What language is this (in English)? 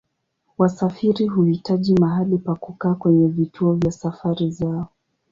Swahili